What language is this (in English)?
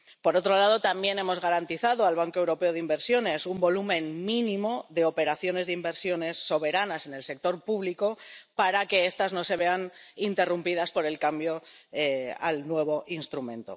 Spanish